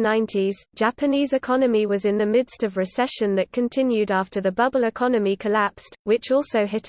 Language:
English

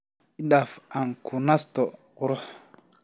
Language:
Somali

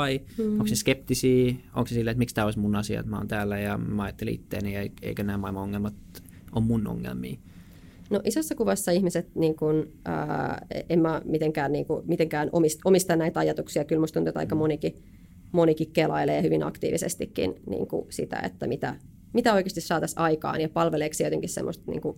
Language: Finnish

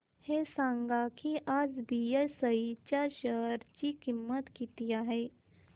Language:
Marathi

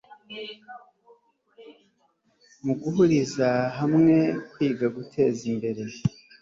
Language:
Kinyarwanda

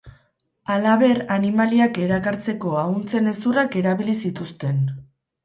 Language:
Basque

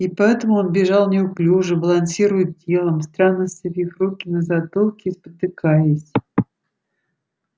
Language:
Russian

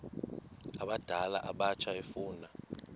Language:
Xhosa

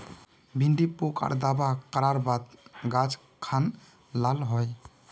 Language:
Magahi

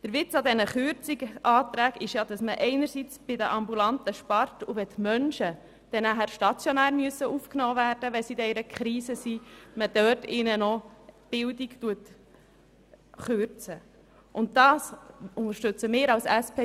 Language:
Swiss German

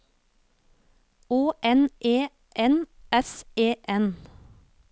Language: Norwegian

